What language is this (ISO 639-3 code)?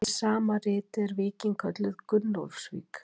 isl